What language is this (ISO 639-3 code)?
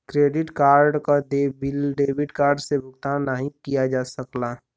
bho